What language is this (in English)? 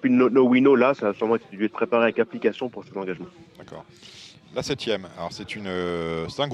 French